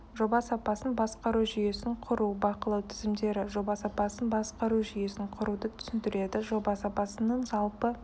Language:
Kazakh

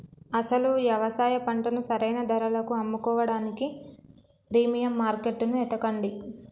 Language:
Telugu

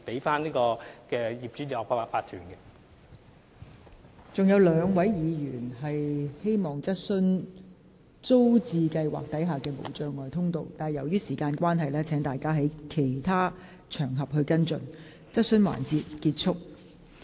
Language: Cantonese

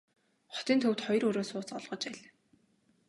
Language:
Mongolian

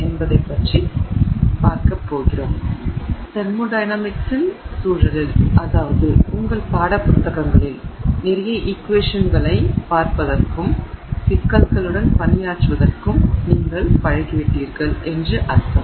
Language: Tamil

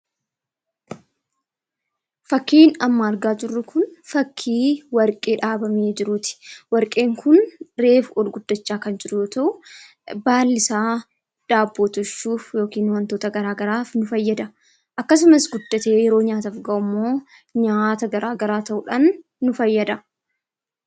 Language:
Oromo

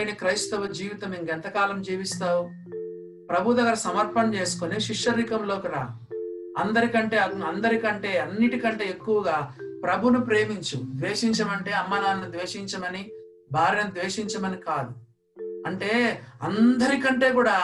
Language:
Telugu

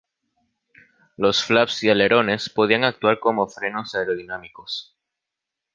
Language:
Spanish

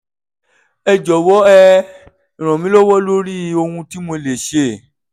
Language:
Yoruba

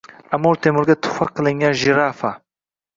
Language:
Uzbek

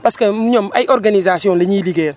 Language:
Wolof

